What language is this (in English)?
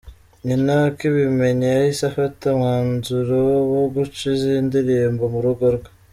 Kinyarwanda